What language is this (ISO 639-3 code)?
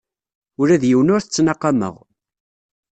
kab